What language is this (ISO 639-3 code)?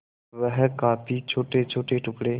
hin